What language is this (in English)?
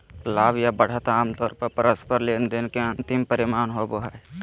Magahi